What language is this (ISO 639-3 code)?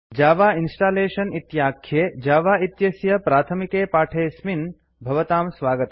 san